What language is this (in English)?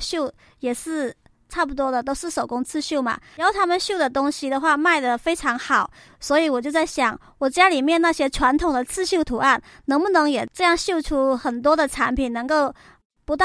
Chinese